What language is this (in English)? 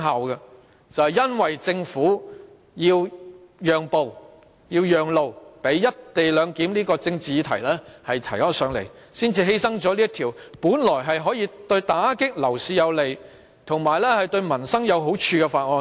Cantonese